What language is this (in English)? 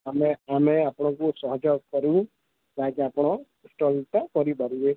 Odia